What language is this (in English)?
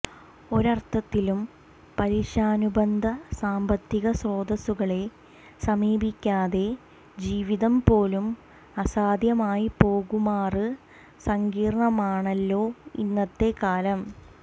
Malayalam